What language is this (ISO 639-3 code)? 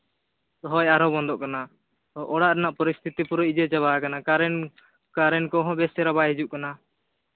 sat